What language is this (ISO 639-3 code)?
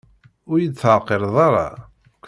kab